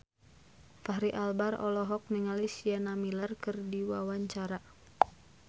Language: Sundanese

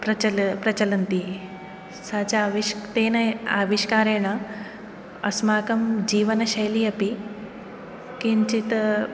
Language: Sanskrit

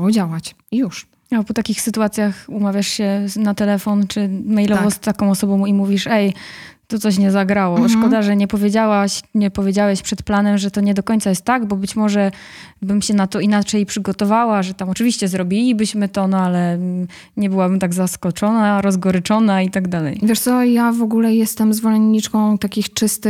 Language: Polish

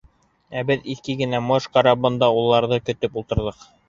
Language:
Bashkir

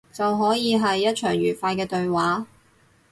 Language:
Cantonese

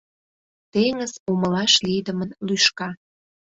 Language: Mari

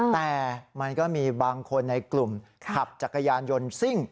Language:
Thai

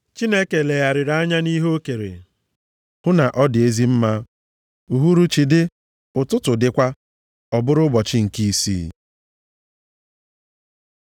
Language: Igbo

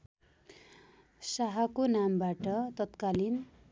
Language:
Nepali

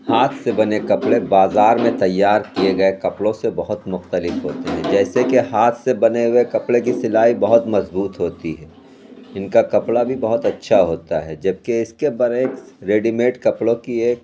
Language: Urdu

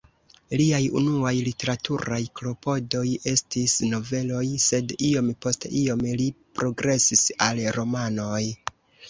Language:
Esperanto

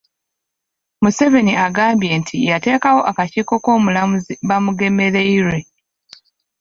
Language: Ganda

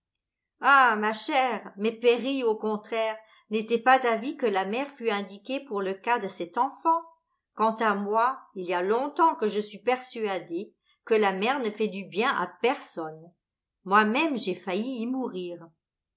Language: French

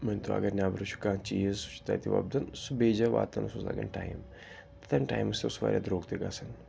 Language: Kashmiri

